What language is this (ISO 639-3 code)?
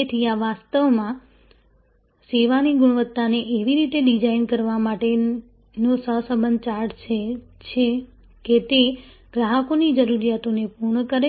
guj